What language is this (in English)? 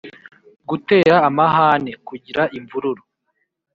Kinyarwanda